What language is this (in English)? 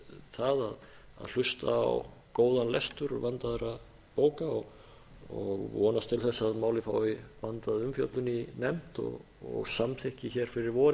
Icelandic